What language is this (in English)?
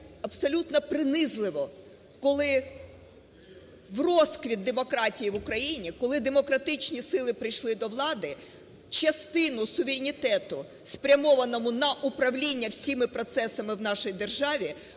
Ukrainian